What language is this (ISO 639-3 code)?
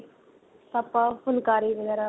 pan